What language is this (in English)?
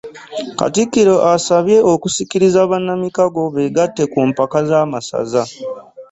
Ganda